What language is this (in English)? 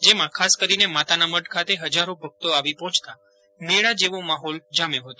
Gujarati